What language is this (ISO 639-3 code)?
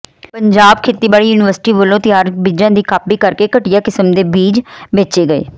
pan